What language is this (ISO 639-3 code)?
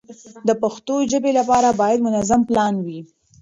pus